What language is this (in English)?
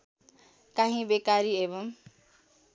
Nepali